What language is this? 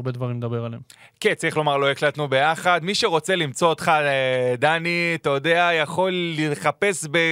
Hebrew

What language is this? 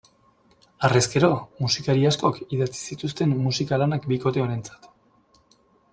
Basque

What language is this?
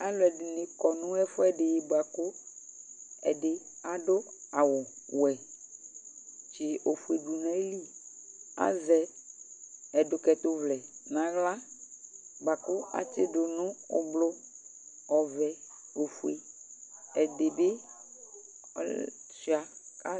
Ikposo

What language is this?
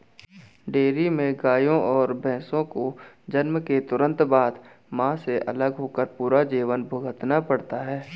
Hindi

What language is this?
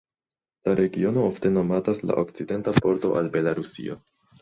Esperanto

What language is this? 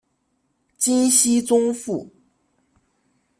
Chinese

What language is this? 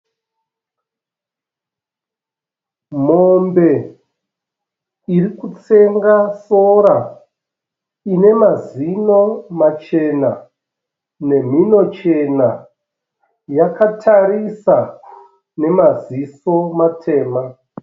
Shona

